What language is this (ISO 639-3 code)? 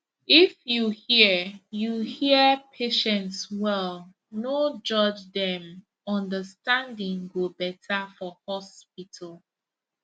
pcm